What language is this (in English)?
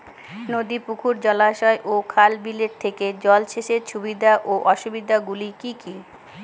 Bangla